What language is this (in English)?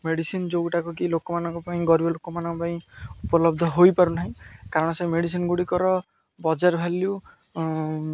Odia